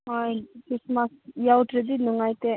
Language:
Manipuri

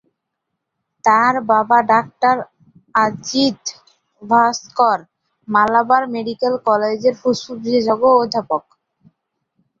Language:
Bangla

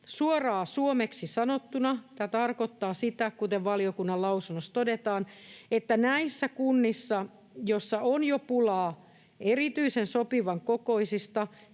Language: Finnish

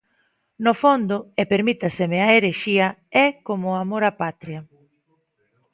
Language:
Galician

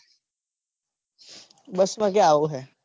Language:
Gujarati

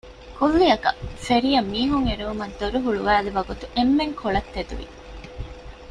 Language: Divehi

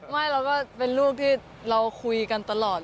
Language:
Thai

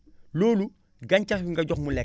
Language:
Wolof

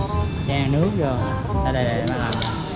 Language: Vietnamese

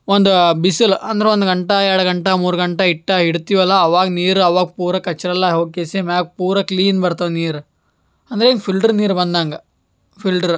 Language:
Kannada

